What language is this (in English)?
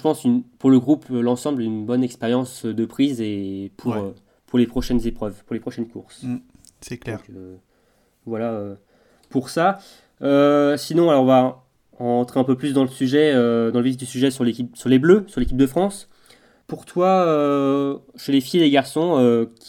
French